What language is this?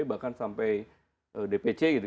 Indonesian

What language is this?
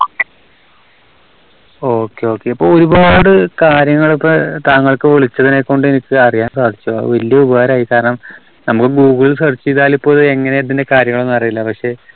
Malayalam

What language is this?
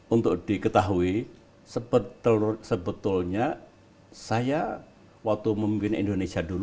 Indonesian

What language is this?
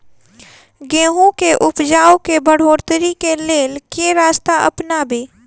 Maithili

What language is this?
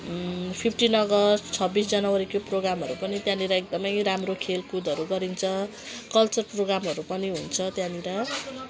Nepali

